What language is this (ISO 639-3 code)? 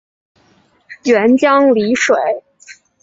zho